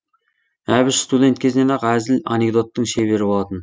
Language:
Kazakh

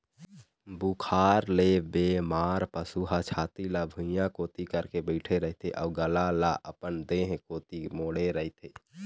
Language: Chhattisgarhi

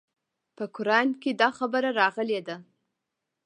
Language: Pashto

